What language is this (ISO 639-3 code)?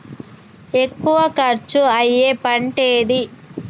tel